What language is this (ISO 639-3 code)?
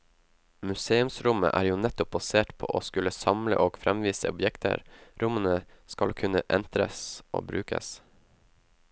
nor